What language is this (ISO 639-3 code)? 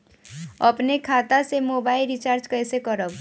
bho